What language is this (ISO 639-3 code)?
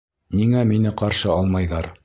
bak